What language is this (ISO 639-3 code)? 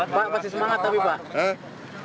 ind